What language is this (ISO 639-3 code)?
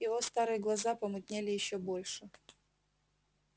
rus